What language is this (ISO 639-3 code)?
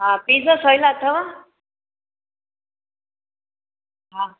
snd